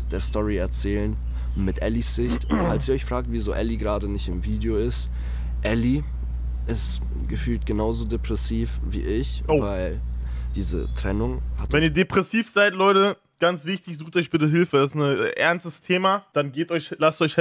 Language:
German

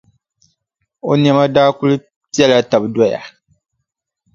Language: Dagbani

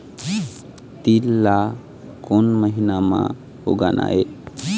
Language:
Chhattisgarhi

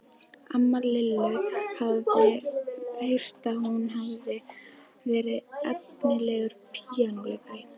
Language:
Icelandic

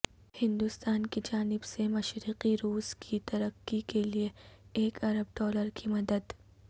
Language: Urdu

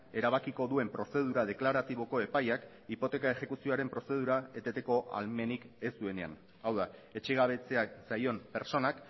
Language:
Basque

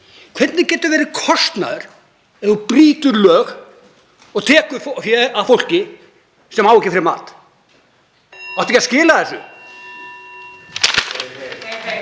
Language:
Icelandic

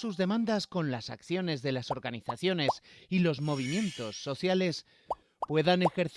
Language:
Spanish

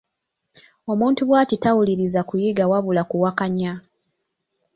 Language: Ganda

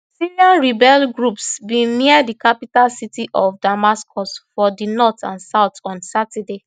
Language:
Nigerian Pidgin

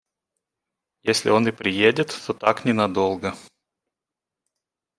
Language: Russian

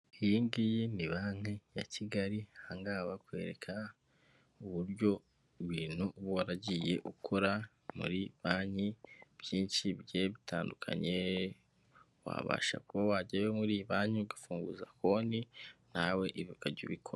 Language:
Kinyarwanda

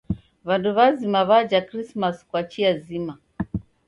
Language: Taita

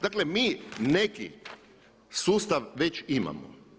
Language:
Croatian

